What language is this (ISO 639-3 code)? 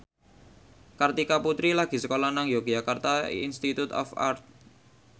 jav